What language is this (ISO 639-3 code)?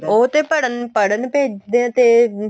pan